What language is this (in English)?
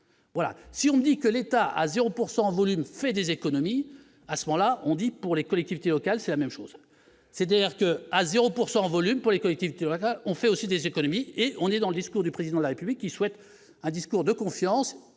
French